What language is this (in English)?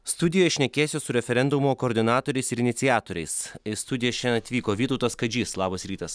Lithuanian